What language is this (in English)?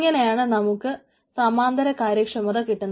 Malayalam